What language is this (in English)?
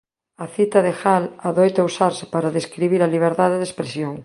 Galician